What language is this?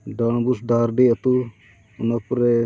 Santali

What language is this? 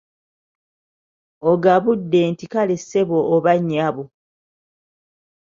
Ganda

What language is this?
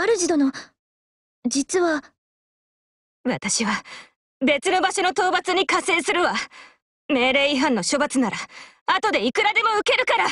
Japanese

